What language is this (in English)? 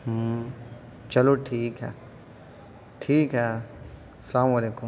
Urdu